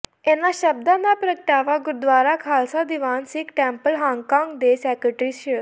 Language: Punjabi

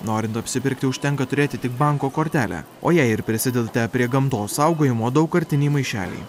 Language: Lithuanian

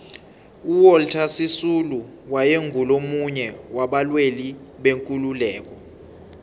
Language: South Ndebele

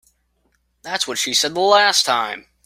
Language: English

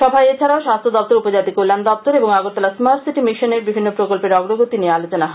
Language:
Bangla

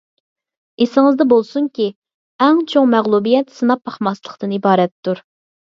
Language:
Uyghur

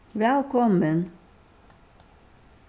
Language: Faroese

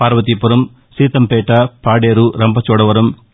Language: Telugu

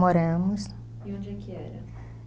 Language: Portuguese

